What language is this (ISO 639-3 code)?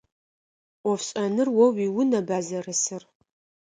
ady